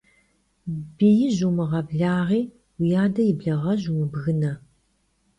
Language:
Kabardian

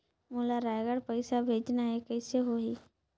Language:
Chhattisgarhi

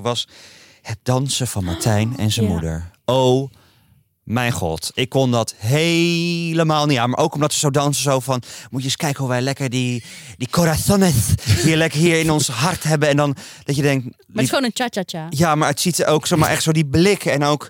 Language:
Dutch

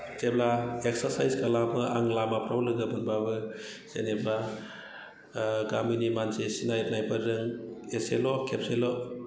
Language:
Bodo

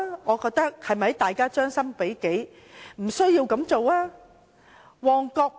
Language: Cantonese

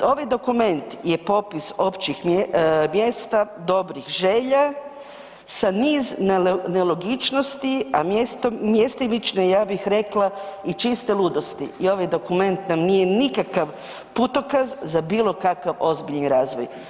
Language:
Croatian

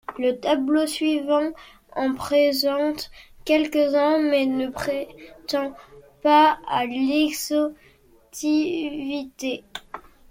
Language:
French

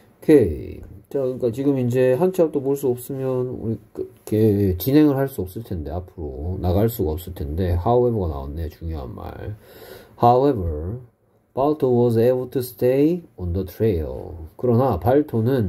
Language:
Korean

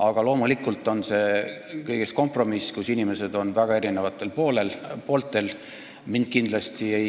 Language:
Estonian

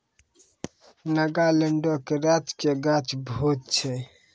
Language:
Maithili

